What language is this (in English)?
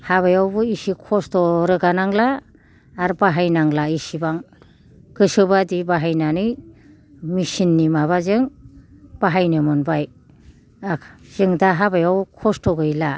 Bodo